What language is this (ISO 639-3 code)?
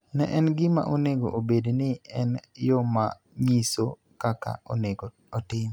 luo